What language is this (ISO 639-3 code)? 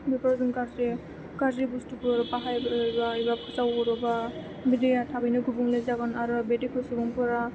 brx